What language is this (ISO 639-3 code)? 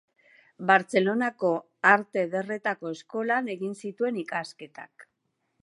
eus